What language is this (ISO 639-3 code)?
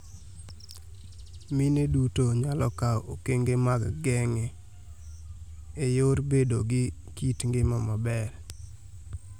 luo